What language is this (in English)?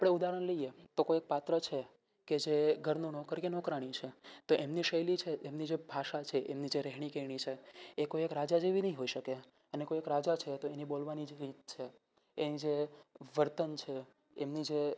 Gujarati